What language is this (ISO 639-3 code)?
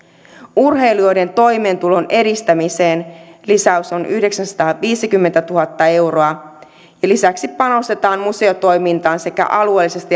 fin